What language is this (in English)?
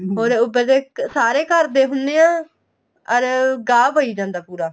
Punjabi